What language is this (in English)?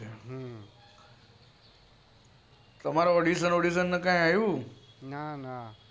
Gujarati